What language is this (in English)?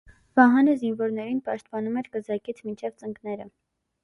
Armenian